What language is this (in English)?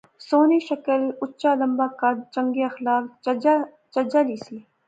Pahari-Potwari